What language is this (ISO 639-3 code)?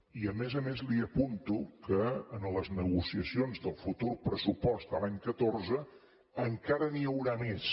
cat